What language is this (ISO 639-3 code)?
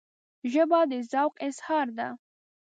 pus